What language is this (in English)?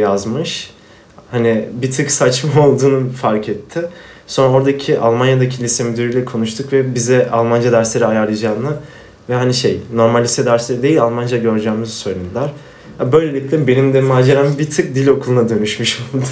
Turkish